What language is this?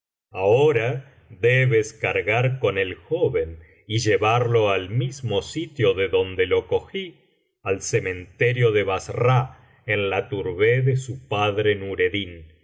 Spanish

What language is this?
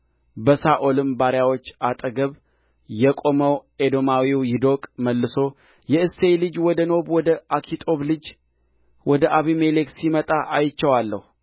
Amharic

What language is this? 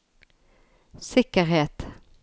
Norwegian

